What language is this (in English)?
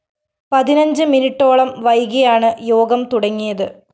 Malayalam